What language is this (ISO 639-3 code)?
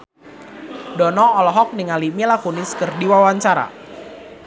sun